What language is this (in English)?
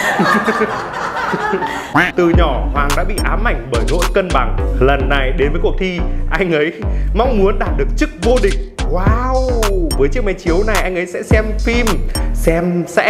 Vietnamese